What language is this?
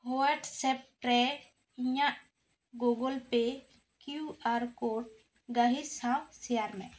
Santali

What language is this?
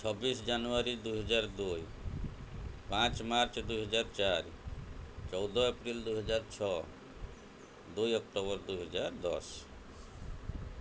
Odia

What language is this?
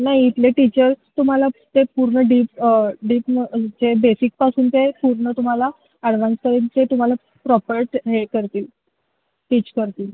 Marathi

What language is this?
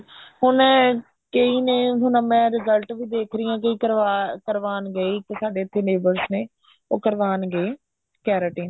Punjabi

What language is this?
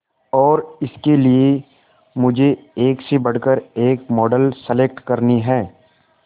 Hindi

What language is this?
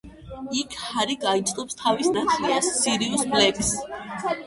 Georgian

